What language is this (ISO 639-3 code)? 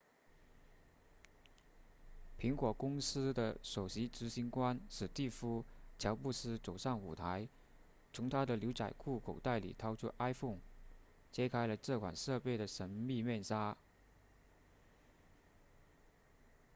zho